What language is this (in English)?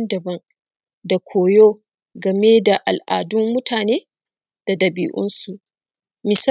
Hausa